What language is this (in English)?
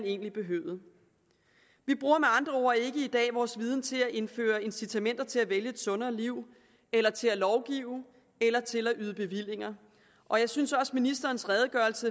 Danish